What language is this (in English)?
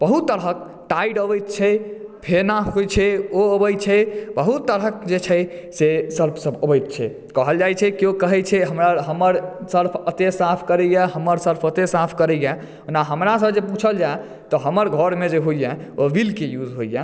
Maithili